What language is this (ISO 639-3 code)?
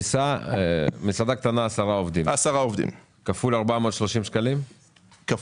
heb